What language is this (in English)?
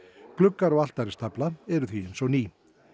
Icelandic